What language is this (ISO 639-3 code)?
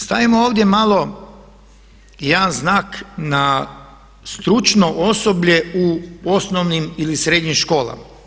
hrv